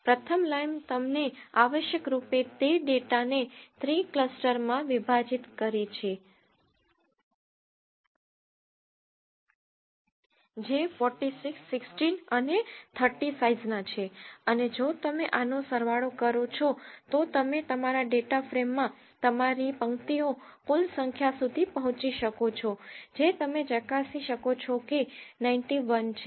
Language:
Gujarati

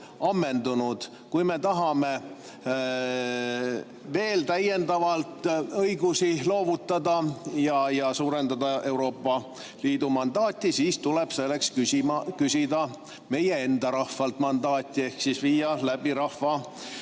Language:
Estonian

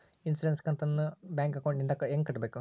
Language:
Kannada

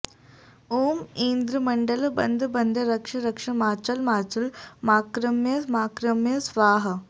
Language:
Sanskrit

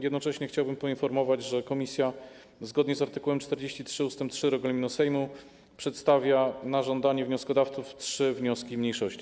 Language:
Polish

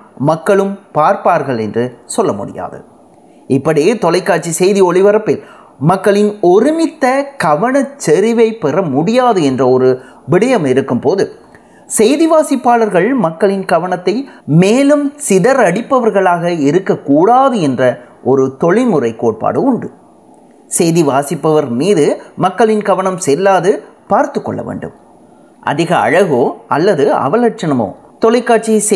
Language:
Tamil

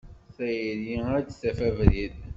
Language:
Kabyle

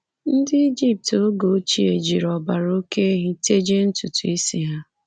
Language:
Igbo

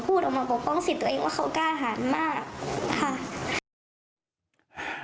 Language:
Thai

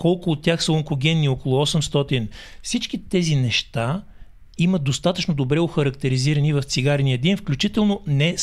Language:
Bulgarian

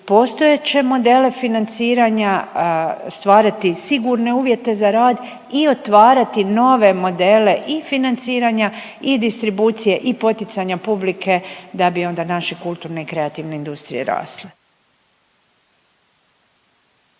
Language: Croatian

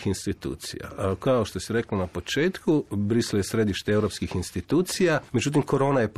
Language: Croatian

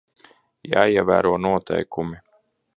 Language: Latvian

